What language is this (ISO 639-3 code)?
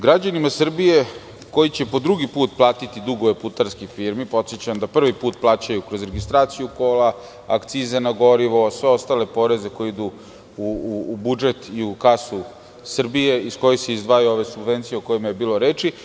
srp